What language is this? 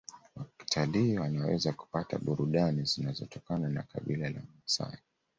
Swahili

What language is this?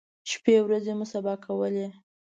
Pashto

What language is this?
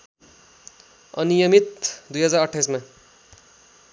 Nepali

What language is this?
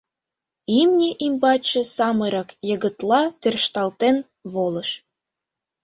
Mari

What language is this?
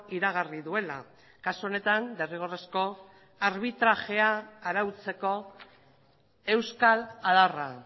Basque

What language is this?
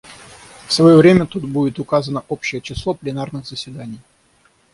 Russian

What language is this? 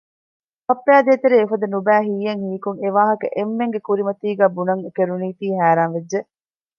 Divehi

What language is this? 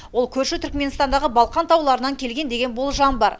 Kazakh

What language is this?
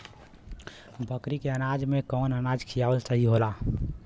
Bhojpuri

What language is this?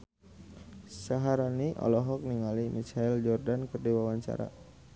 Sundanese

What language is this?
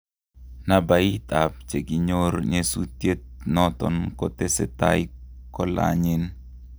Kalenjin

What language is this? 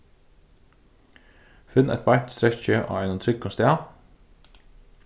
Faroese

